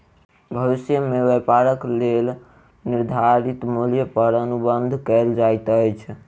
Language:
Maithili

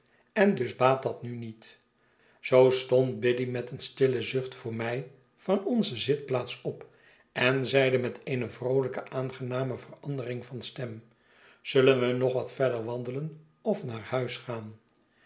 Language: Dutch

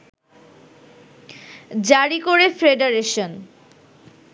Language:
Bangla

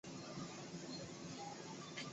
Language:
Chinese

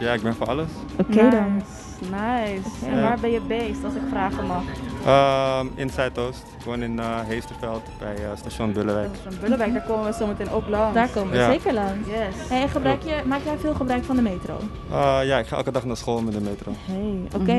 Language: Dutch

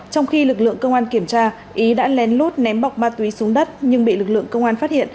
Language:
Vietnamese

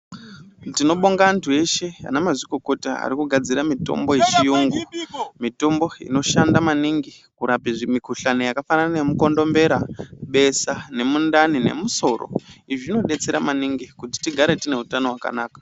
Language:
Ndau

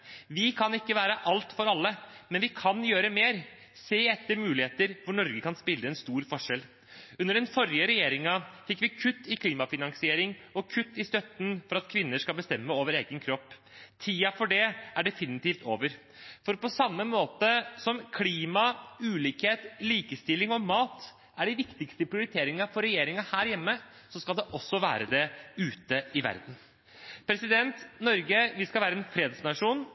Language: Norwegian Bokmål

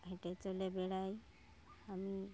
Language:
Bangla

